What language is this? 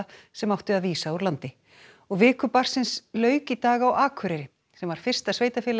Icelandic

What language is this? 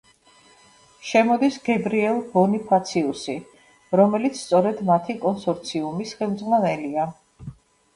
Georgian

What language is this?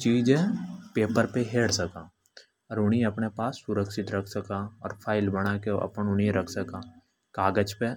Hadothi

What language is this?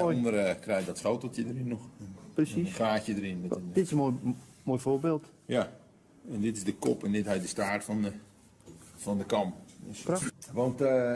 Dutch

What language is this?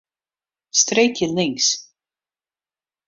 Western Frisian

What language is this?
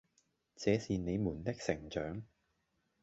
Cantonese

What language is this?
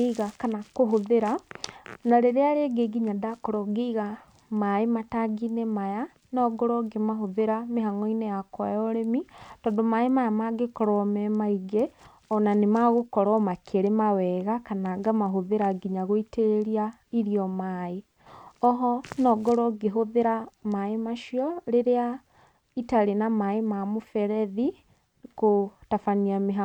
Kikuyu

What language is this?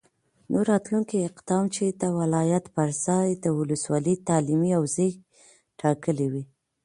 Pashto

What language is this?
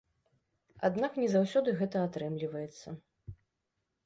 Belarusian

